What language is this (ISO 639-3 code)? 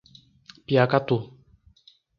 por